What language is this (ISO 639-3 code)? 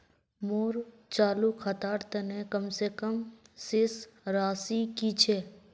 mag